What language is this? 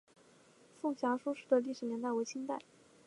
Chinese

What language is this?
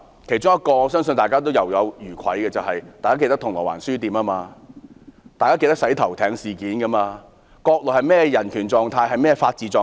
Cantonese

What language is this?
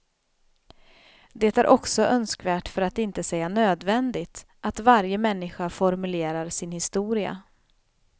Swedish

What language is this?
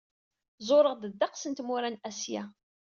Kabyle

